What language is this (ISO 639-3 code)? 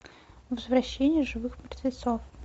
rus